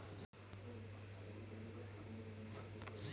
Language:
Bhojpuri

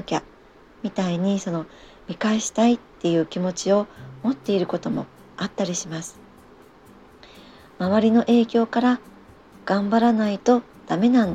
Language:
Japanese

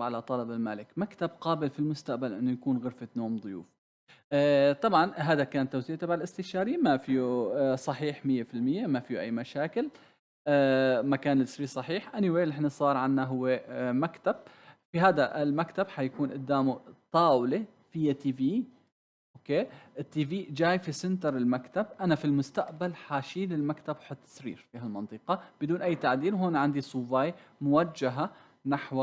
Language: Arabic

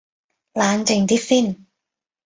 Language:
Cantonese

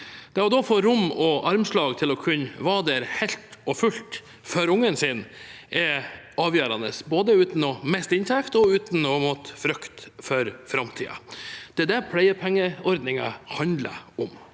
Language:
Norwegian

